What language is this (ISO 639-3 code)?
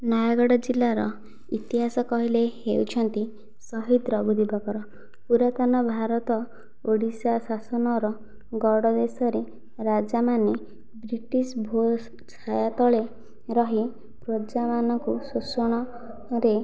ori